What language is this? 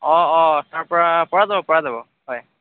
Assamese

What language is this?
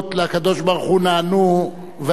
Hebrew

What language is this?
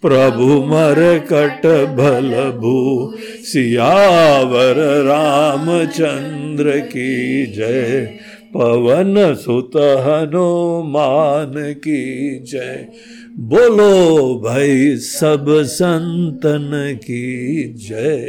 Hindi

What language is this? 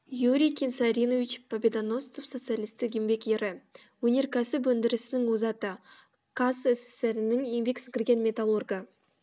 Kazakh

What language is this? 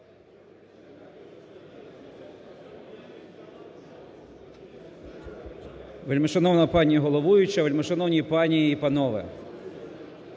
Ukrainian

